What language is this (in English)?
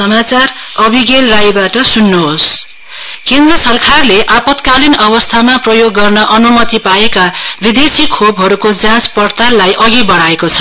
Nepali